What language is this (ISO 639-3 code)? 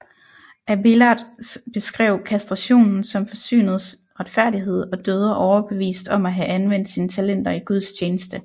dan